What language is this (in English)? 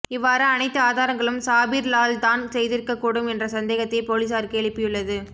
Tamil